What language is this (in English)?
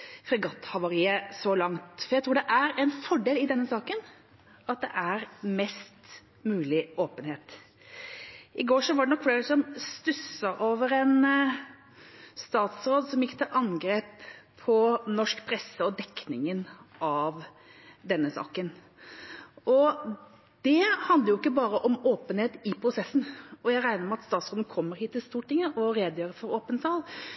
Norwegian Bokmål